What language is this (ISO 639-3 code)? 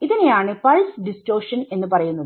mal